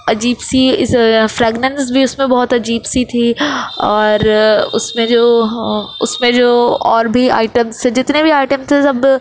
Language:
Urdu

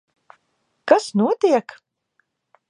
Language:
Latvian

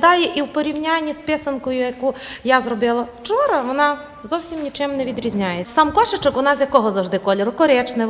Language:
Ukrainian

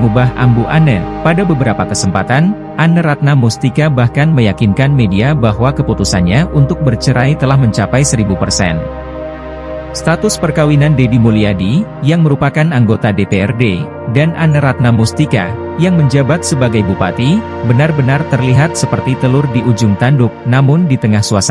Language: Indonesian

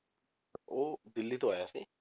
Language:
Punjabi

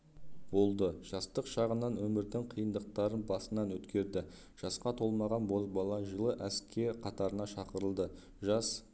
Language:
Kazakh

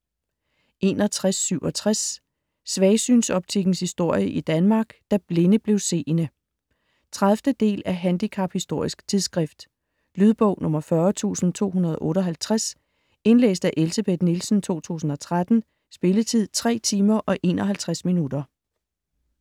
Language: Danish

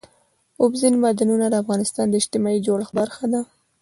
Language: Pashto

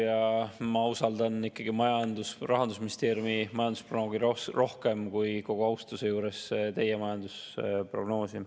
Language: Estonian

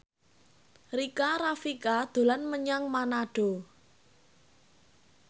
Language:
Javanese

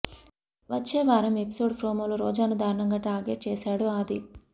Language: Telugu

